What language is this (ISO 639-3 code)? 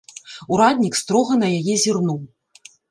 bel